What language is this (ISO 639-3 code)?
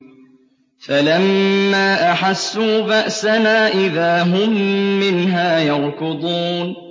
ara